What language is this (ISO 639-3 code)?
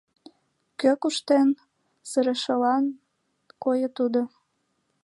chm